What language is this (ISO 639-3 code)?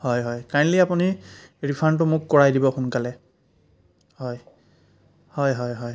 asm